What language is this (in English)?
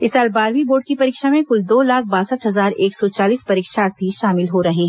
Hindi